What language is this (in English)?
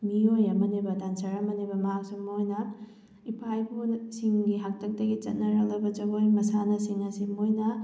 Manipuri